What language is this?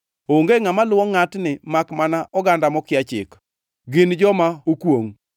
Luo (Kenya and Tanzania)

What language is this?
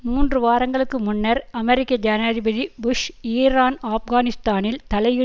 Tamil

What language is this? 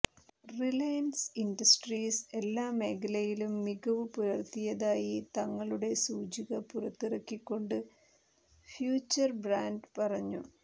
Malayalam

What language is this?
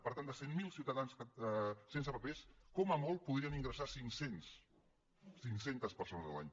Catalan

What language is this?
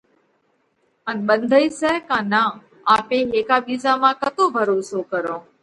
Parkari Koli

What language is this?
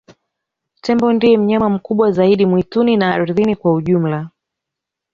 Swahili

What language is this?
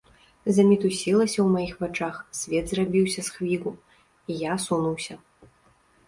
Belarusian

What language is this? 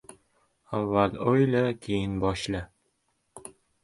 Uzbek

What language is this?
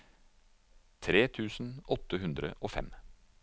Norwegian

